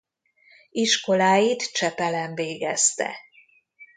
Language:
Hungarian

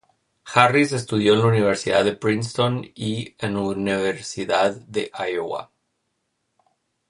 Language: Spanish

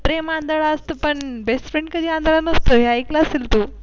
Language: Marathi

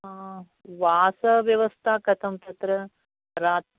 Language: Sanskrit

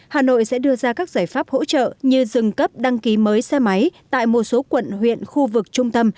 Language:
Vietnamese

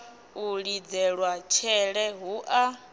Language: Venda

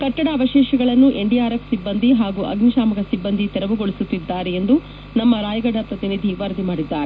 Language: Kannada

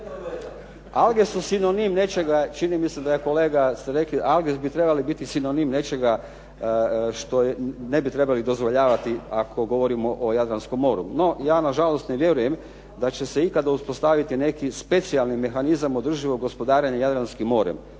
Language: Croatian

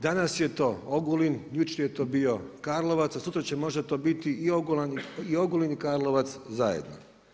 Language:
Croatian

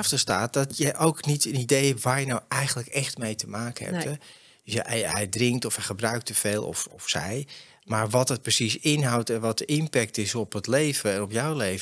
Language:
Dutch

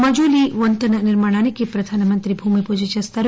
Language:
Telugu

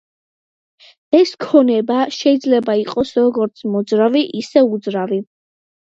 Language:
Georgian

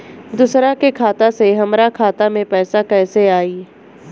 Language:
Bhojpuri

